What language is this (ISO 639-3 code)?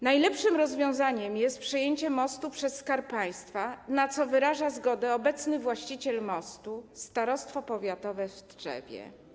pol